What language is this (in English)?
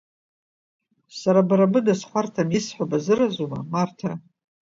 Abkhazian